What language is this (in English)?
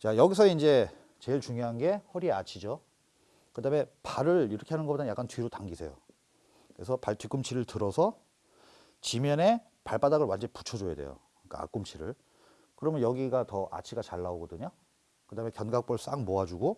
Korean